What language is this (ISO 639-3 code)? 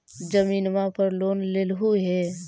mag